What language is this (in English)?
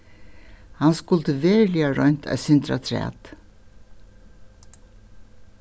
Faroese